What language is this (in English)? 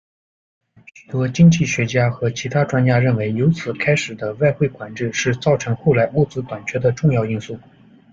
Chinese